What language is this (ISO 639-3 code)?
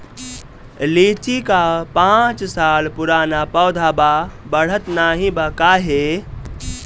bho